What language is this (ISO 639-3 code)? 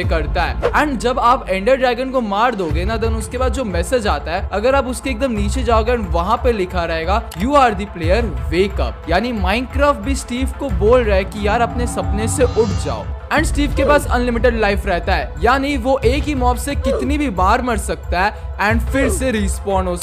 hin